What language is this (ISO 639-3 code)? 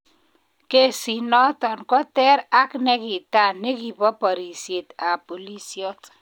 kln